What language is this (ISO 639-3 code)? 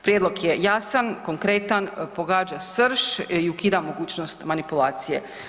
hrv